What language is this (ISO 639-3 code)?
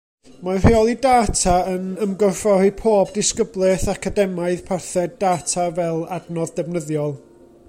cym